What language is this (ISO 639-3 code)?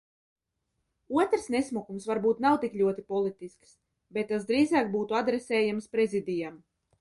lav